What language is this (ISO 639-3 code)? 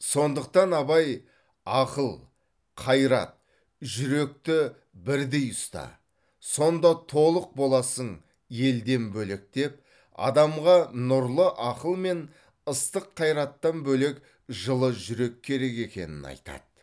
kaz